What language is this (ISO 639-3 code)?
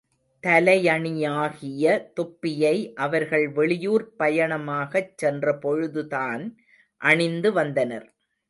tam